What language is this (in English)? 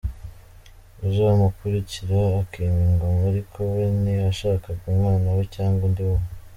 Kinyarwanda